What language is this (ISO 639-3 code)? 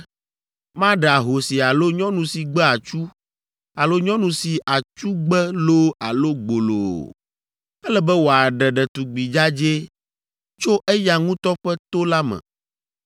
ewe